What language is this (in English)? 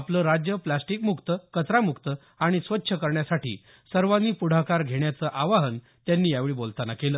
Marathi